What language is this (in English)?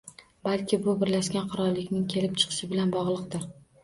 Uzbek